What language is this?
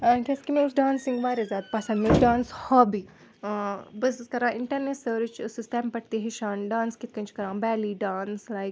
Kashmiri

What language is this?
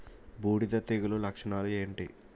Telugu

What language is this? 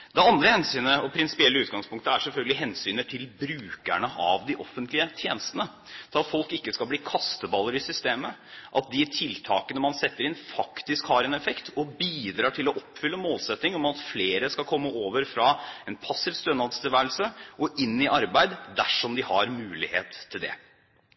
Norwegian Bokmål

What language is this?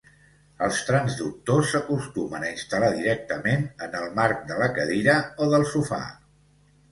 Catalan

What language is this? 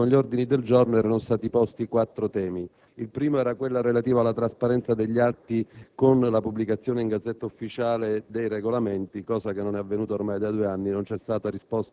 Italian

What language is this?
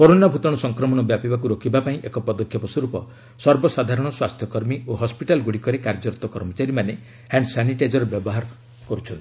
Odia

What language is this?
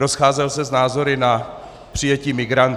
Czech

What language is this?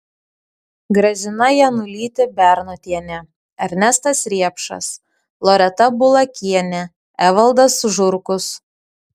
Lithuanian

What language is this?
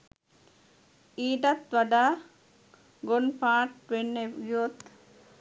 Sinhala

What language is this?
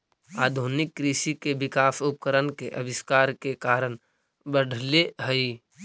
Magahi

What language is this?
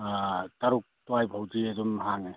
Manipuri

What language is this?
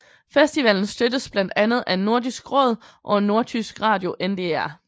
Danish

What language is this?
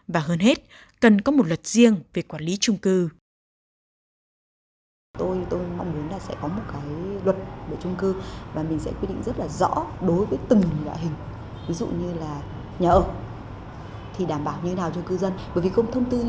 Vietnamese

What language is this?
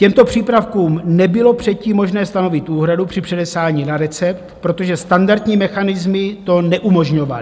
Czech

